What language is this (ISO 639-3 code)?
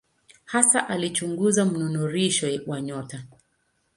swa